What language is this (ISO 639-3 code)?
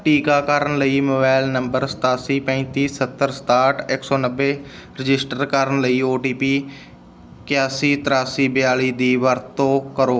pan